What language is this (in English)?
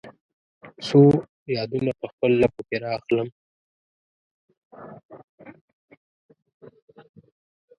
Pashto